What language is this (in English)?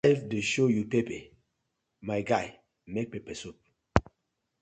Nigerian Pidgin